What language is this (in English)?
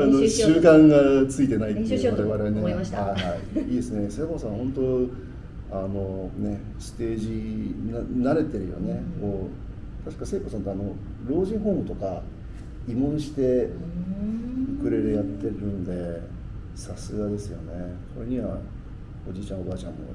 Japanese